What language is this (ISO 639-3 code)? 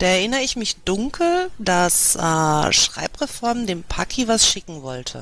deu